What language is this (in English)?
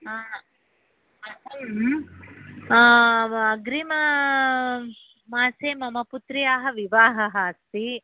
Sanskrit